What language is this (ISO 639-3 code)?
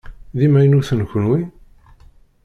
kab